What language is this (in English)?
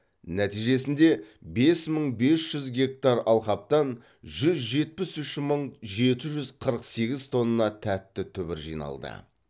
Kazakh